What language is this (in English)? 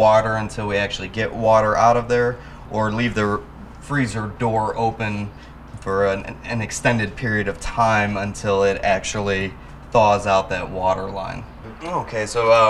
English